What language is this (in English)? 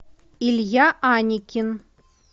Russian